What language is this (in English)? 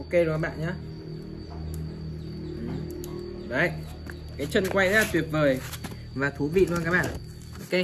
Vietnamese